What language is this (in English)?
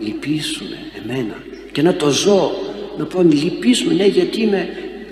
Greek